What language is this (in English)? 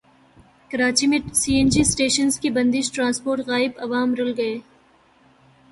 Urdu